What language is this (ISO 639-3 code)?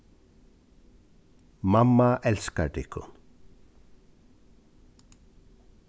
fao